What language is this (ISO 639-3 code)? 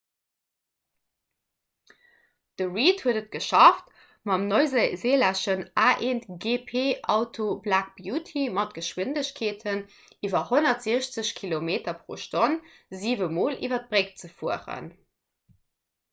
ltz